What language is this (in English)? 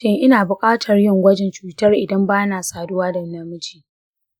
Hausa